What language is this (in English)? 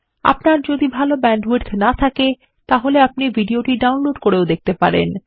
Bangla